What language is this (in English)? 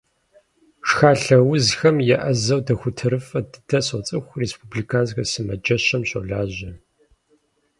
Kabardian